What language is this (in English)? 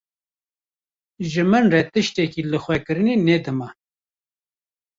Kurdish